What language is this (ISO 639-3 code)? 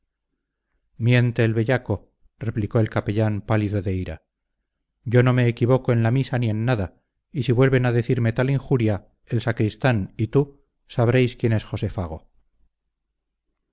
spa